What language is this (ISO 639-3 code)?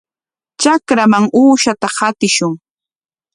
qwa